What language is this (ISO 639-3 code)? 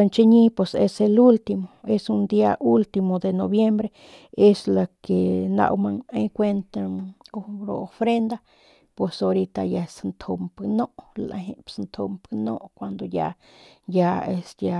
pmq